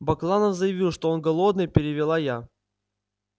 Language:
Russian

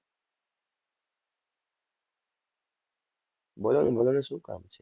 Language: Gujarati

